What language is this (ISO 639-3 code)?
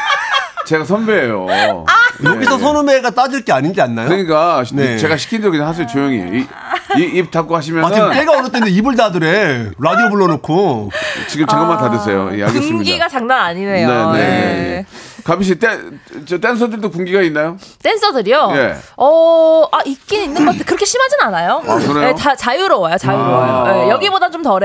kor